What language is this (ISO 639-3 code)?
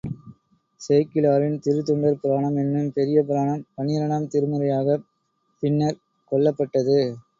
tam